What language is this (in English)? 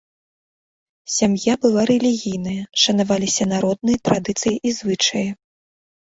Belarusian